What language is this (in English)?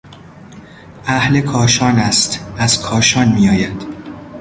Persian